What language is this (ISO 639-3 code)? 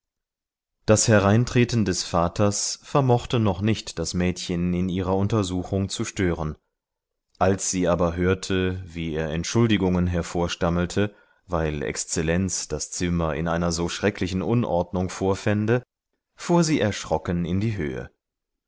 deu